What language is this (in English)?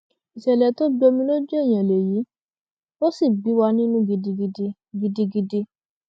Yoruba